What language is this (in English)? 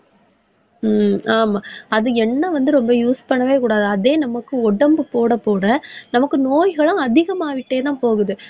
Tamil